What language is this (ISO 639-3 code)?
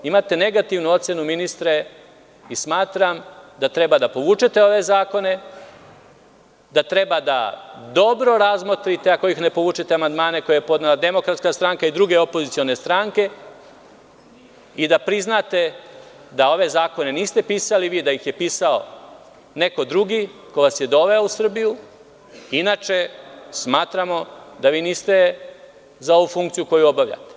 srp